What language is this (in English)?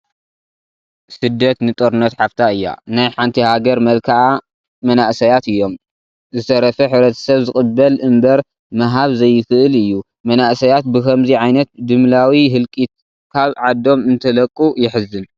Tigrinya